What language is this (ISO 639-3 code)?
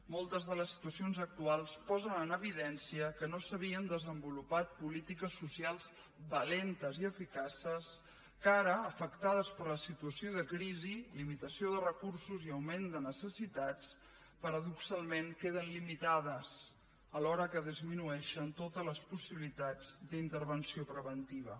cat